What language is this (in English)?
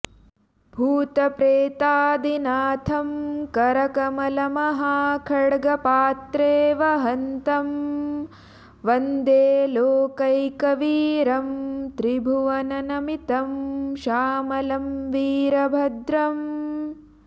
Sanskrit